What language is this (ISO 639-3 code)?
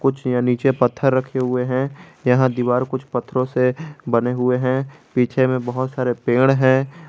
hin